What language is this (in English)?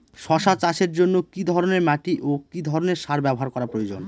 Bangla